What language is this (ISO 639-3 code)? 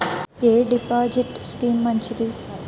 tel